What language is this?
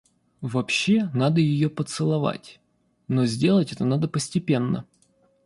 Russian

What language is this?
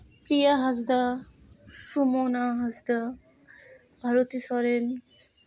Santali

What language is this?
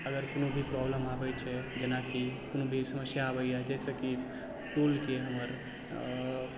Maithili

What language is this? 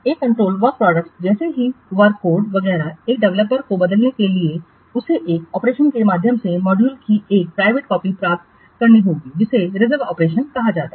Hindi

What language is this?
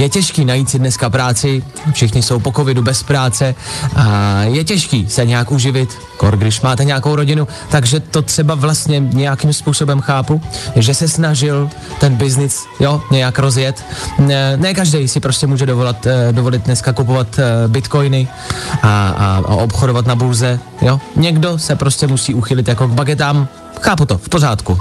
Czech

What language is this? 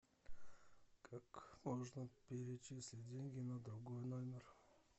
Russian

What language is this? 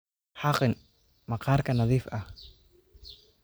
Somali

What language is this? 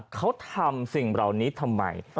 Thai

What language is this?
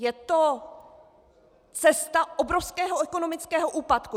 Czech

